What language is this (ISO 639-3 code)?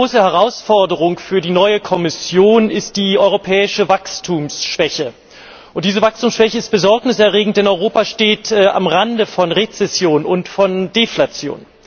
deu